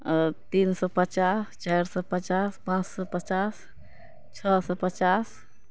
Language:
Maithili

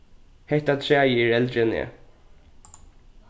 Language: Faroese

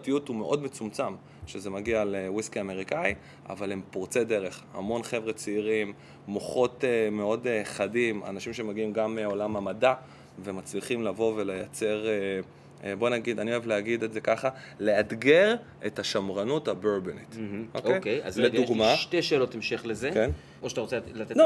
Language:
Hebrew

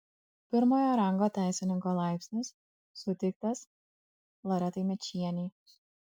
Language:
Lithuanian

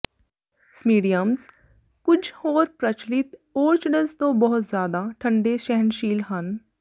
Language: Punjabi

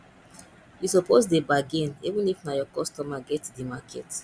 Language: Nigerian Pidgin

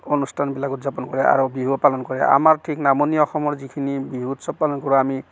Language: Assamese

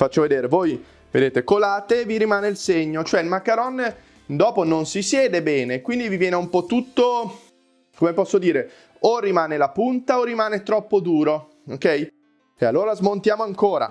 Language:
Italian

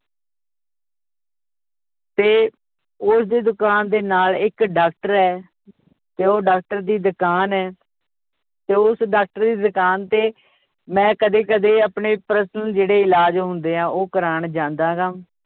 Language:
Punjabi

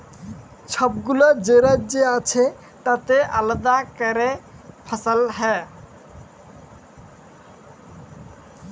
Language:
Bangla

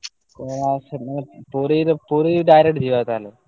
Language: Odia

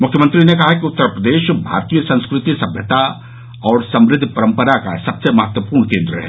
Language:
Hindi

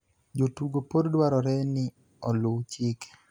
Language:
Luo (Kenya and Tanzania)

